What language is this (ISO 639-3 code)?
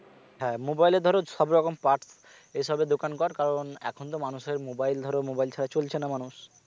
ben